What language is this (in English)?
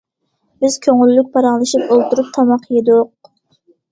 Uyghur